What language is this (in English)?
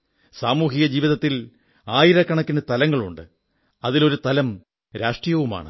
Malayalam